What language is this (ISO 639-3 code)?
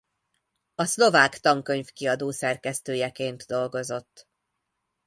hun